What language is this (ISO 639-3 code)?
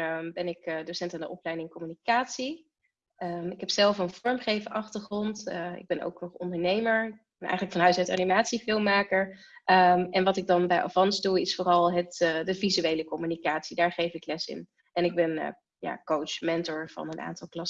nld